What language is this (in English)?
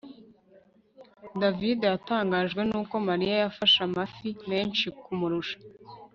Kinyarwanda